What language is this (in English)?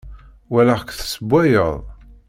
Kabyle